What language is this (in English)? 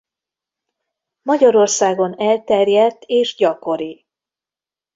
Hungarian